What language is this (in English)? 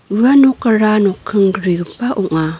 Garo